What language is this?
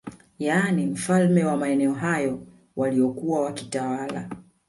Swahili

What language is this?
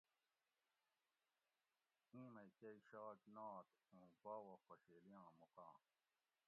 Gawri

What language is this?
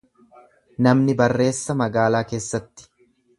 Oromo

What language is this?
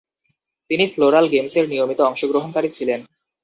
Bangla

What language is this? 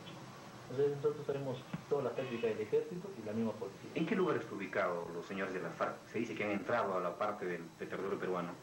Spanish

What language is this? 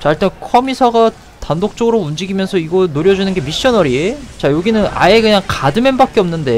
Korean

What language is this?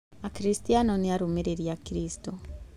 Kikuyu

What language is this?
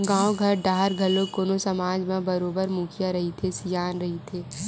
Chhattisgarhi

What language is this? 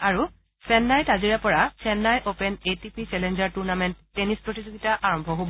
Assamese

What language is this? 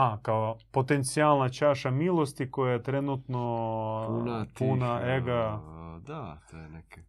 Croatian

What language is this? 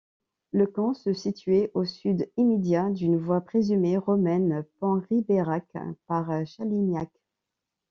French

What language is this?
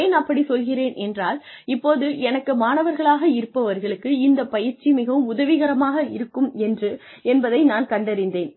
Tamil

